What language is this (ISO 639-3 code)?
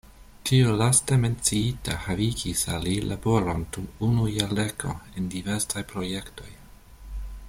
epo